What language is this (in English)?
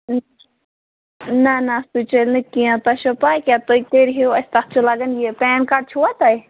Kashmiri